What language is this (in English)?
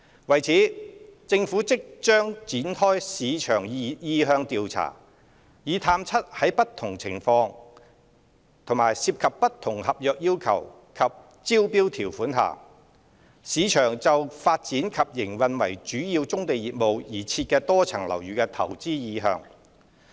Cantonese